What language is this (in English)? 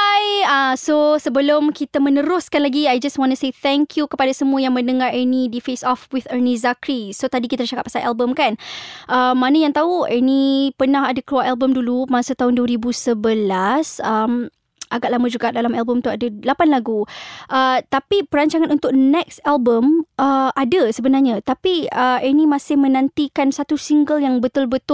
Malay